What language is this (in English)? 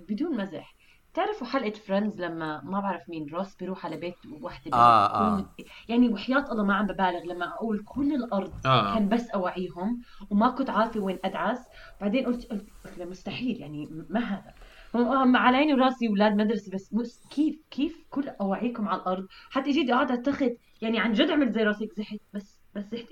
Arabic